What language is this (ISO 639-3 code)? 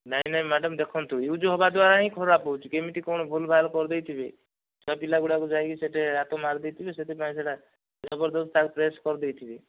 ori